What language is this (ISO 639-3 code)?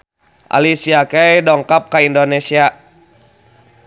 sun